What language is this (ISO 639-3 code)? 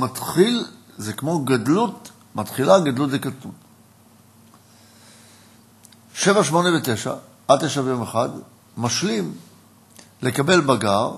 heb